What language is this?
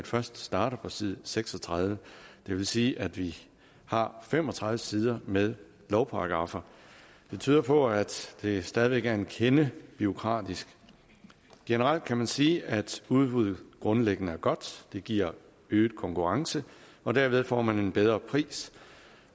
Danish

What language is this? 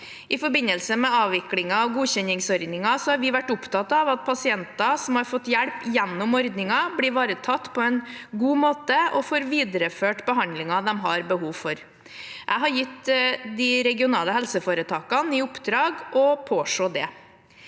Norwegian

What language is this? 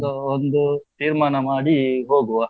Kannada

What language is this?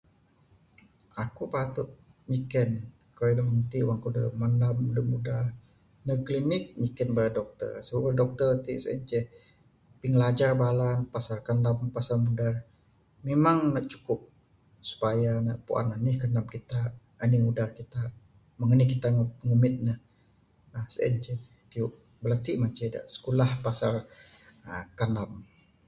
Bukar-Sadung Bidayuh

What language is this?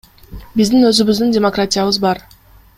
Kyrgyz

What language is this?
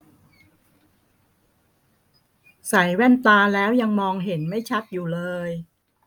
Thai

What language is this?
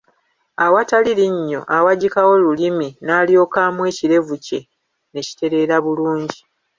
Ganda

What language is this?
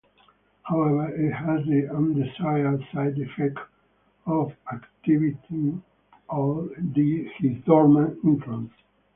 English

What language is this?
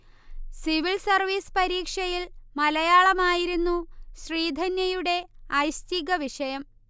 Malayalam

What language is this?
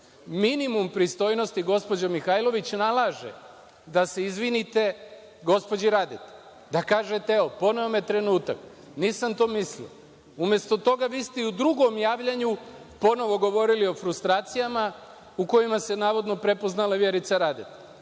Serbian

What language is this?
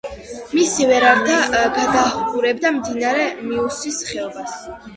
Georgian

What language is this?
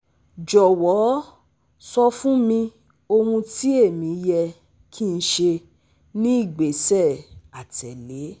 Yoruba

